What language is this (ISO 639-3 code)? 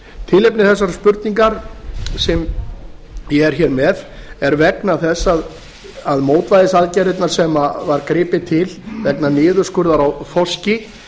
isl